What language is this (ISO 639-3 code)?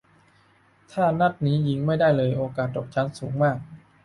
tha